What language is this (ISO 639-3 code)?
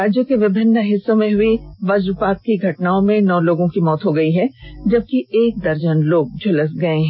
hin